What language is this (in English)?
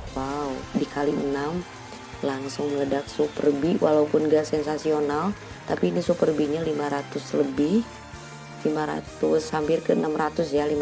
Indonesian